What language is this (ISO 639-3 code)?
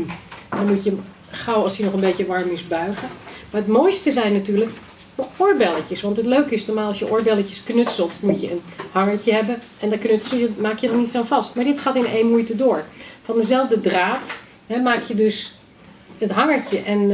nld